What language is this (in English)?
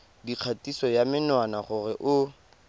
Tswana